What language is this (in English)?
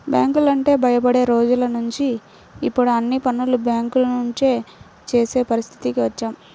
Telugu